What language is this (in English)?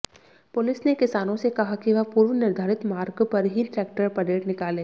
Hindi